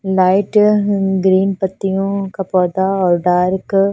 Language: Hindi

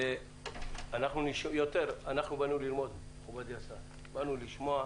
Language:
Hebrew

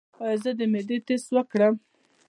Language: Pashto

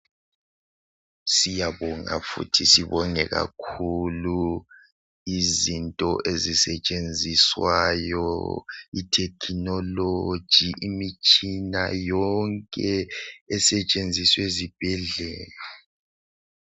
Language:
North Ndebele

